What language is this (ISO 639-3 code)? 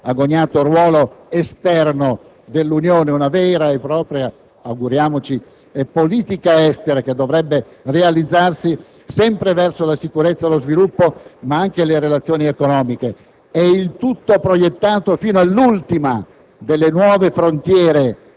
ita